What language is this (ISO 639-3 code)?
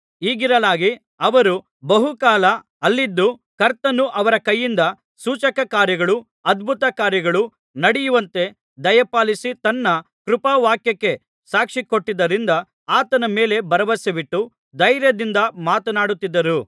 kan